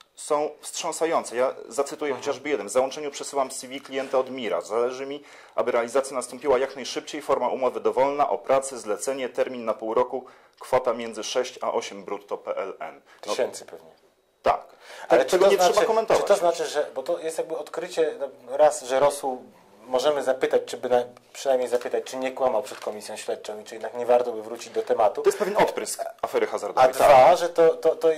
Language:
Polish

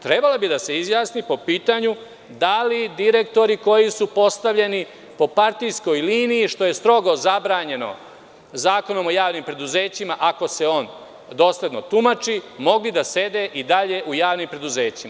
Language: Serbian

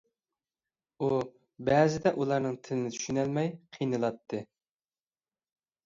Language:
Uyghur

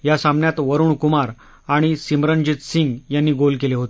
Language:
Marathi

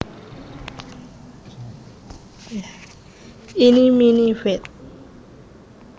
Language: Javanese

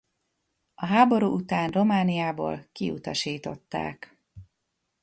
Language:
Hungarian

